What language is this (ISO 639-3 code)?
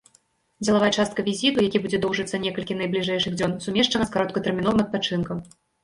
bel